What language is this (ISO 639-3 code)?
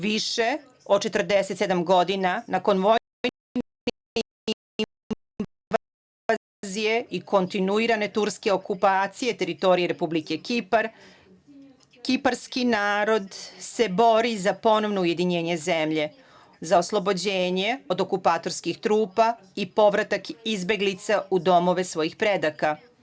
srp